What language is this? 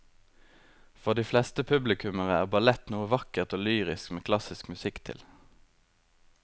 Norwegian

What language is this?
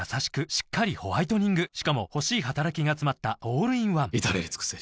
Japanese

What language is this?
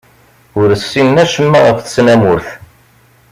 Kabyle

